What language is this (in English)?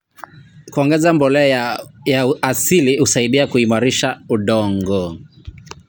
Kalenjin